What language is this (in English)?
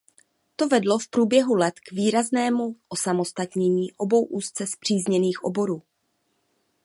Czech